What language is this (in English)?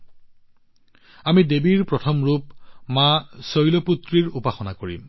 Assamese